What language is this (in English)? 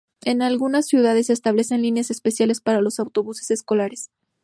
Spanish